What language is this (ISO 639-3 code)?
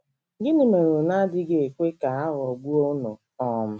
ibo